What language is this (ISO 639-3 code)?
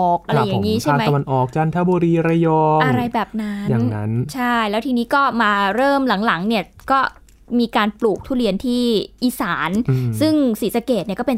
tha